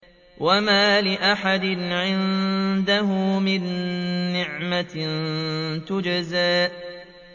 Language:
Arabic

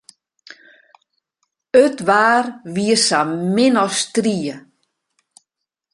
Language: Western Frisian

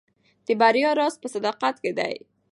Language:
Pashto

